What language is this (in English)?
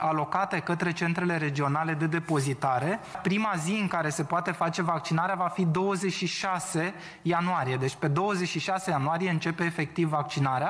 Romanian